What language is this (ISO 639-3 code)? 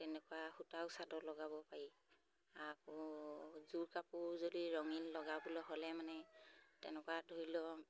asm